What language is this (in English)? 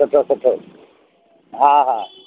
Sindhi